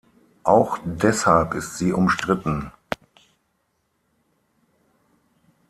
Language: German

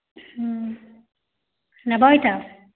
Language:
Odia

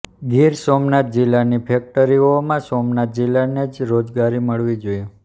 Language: Gujarati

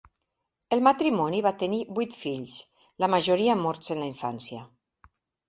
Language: Catalan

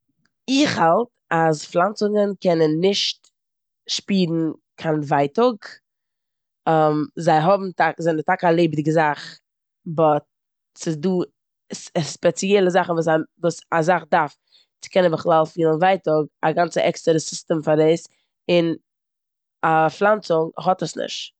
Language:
Yiddish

